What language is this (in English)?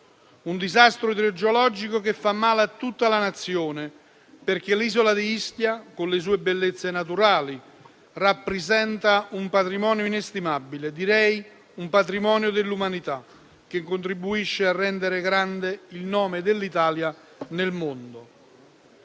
Italian